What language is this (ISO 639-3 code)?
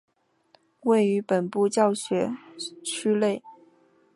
zho